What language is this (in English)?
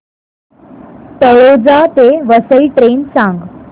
Marathi